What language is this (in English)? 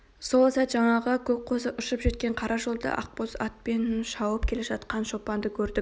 Kazakh